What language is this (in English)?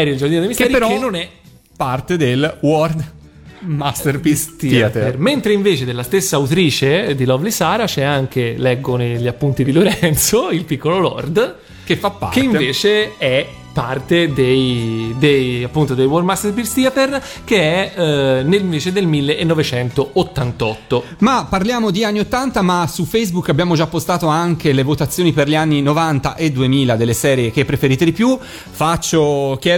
Italian